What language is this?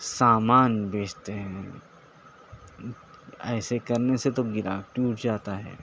Urdu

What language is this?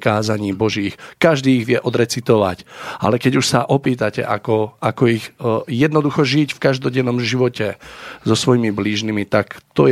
Slovak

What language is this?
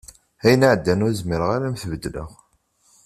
Kabyle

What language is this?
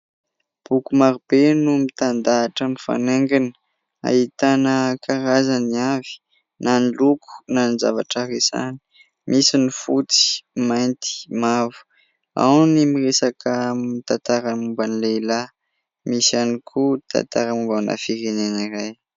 Malagasy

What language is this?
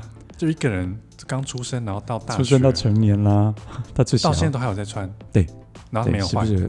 Chinese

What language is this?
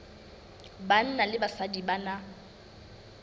Southern Sotho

